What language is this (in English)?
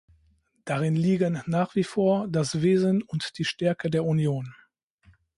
German